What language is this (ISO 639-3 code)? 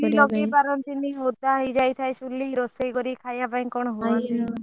ori